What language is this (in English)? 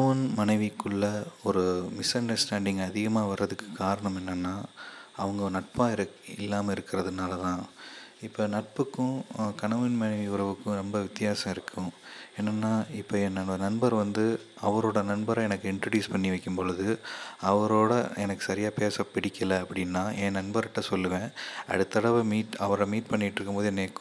Tamil